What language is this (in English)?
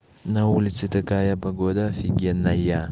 Russian